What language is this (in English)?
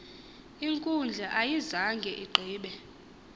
Xhosa